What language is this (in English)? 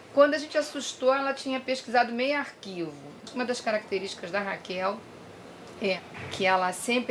Portuguese